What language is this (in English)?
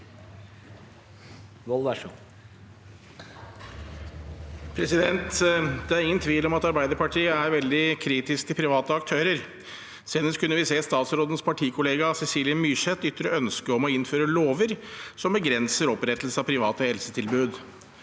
Norwegian